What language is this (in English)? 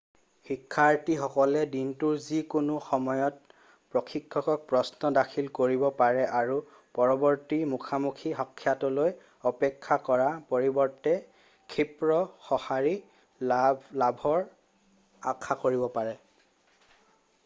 Assamese